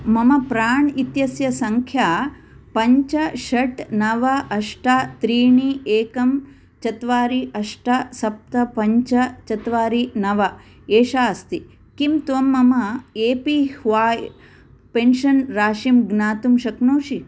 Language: Sanskrit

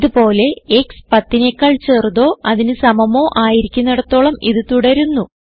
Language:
Malayalam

